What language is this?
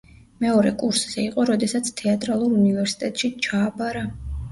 Georgian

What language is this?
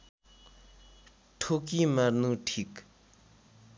Nepali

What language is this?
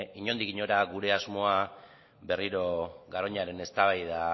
Basque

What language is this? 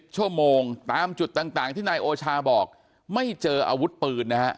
Thai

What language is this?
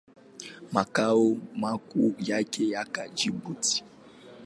Swahili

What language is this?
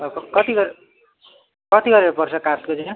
Nepali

